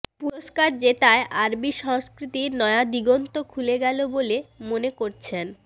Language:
Bangla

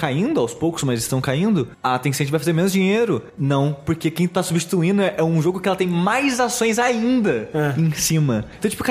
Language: Portuguese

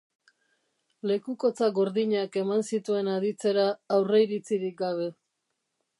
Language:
Basque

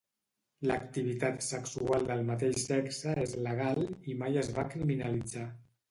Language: Catalan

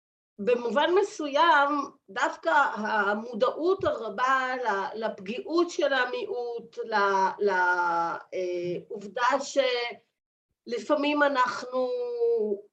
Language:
Hebrew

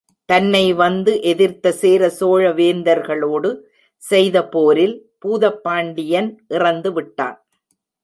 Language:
Tamil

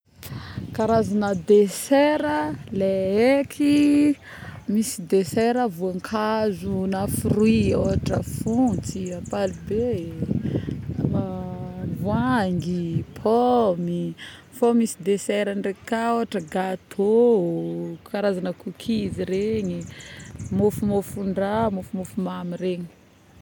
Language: Northern Betsimisaraka Malagasy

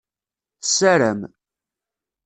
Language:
Kabyle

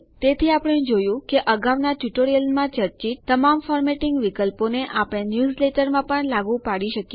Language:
Gujarati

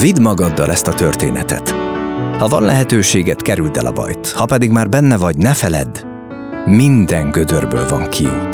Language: Hungarian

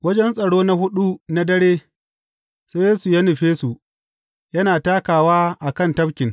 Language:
Hausa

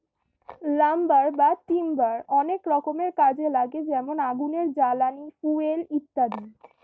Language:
Bangla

